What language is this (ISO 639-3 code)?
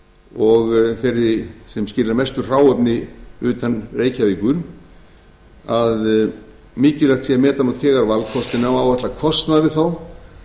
isl